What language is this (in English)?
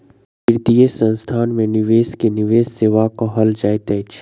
Maithili